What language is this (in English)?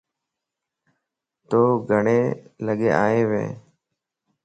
Lasi